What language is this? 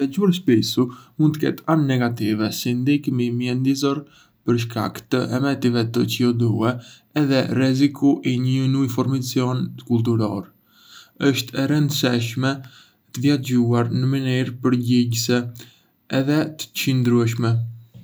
Arbëreshë Albanian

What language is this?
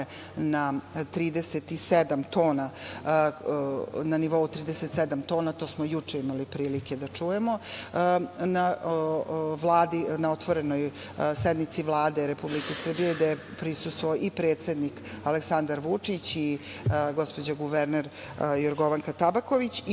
Serbian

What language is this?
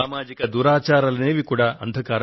Telugu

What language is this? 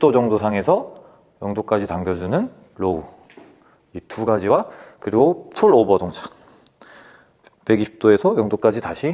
Korean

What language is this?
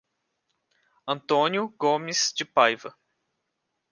Portuguese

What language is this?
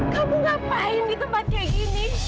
Indonesian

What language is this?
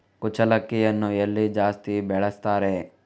Kannada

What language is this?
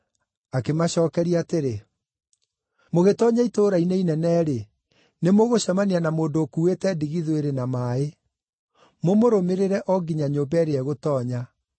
Kikuyu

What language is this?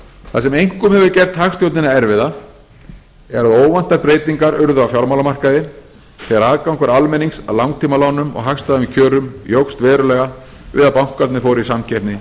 Icelandic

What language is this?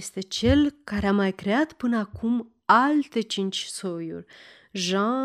Romanian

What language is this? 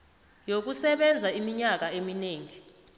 South Ndebele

